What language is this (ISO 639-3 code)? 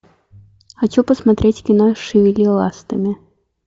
rus